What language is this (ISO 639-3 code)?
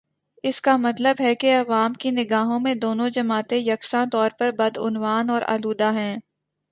urd